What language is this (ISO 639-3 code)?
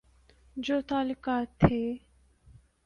urd